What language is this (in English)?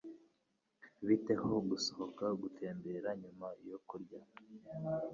Kinyarwanda